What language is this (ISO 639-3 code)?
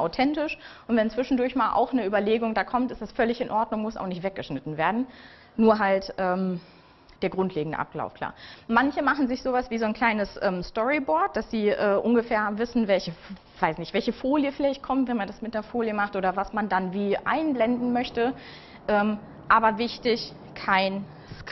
deu